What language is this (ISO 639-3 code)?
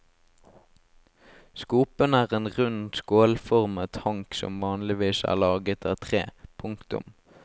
nor